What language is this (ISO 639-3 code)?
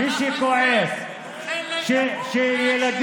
heb